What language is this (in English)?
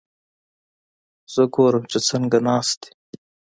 Pashto